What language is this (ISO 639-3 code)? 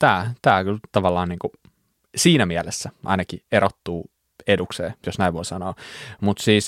fin